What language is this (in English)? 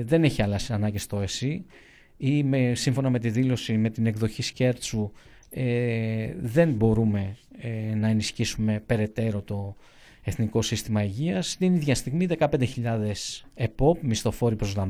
Greek